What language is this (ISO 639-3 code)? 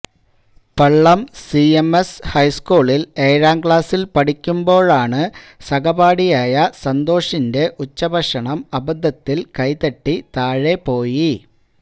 mal